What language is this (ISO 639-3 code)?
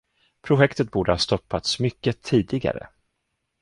swe